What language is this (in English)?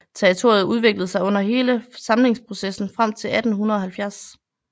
Danish